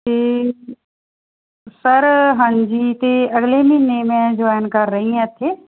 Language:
Punjabi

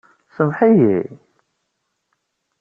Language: Kabyle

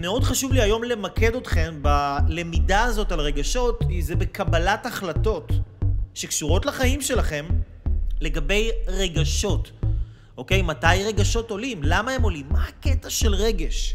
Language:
Hebrew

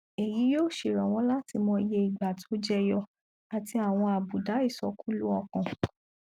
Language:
Yoruba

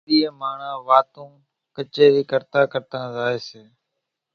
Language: Kachi Koli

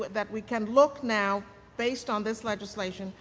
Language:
English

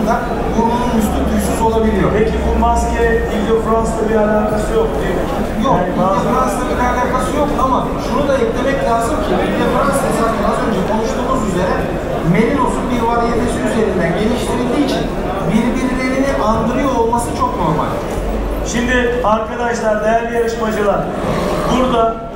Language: Turkish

